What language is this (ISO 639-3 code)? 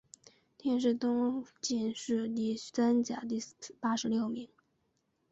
zho